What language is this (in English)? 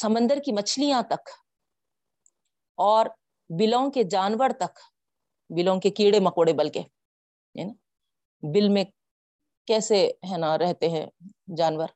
Urdu